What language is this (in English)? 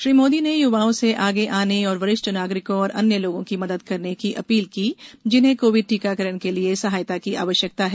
Hindi